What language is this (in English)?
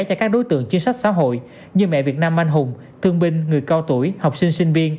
Vietnamese